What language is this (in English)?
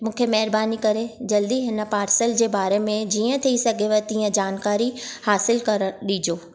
Sindhi